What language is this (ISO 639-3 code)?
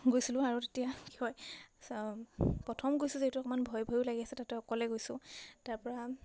asm